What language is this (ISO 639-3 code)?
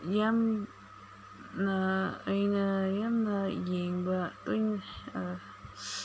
mni